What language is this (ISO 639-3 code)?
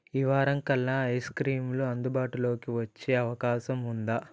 tel